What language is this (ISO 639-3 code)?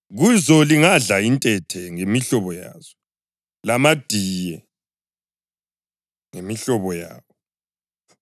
nde